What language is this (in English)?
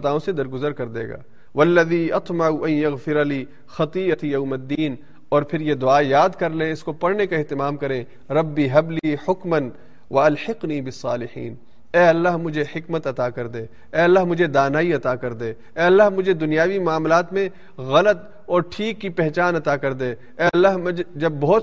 Urdu